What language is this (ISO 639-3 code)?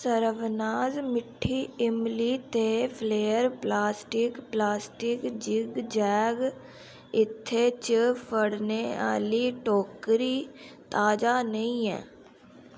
doi